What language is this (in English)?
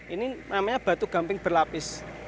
Indonesian